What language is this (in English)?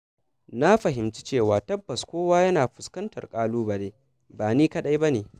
Hausa